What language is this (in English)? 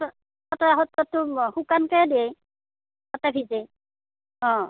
Assamese